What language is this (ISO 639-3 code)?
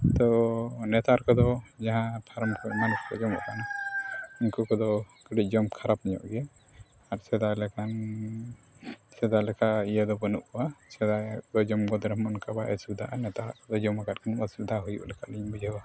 sat